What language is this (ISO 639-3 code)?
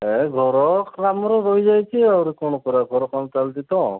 ori